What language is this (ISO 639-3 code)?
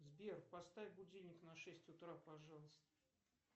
rus